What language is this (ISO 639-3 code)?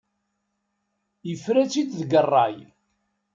kab